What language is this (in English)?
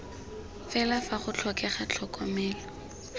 Tswana